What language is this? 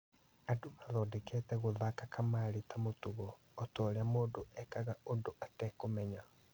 Kikuyu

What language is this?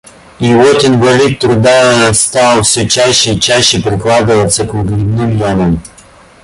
Russian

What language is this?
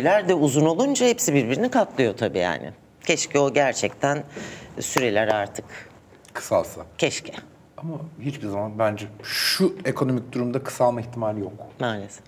Turkish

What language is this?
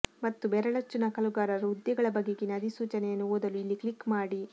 Kannada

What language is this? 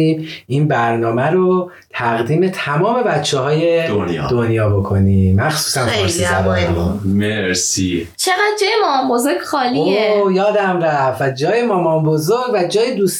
Persian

